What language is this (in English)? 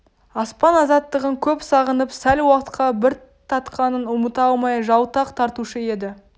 Kazakh